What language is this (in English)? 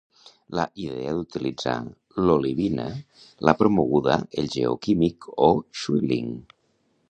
Catalan